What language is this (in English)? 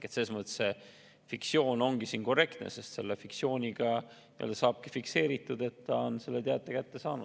Estonian